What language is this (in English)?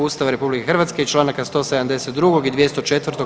Croatian